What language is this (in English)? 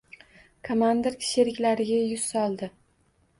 Uzbek